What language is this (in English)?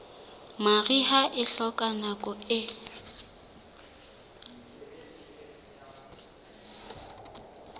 Southern Sotho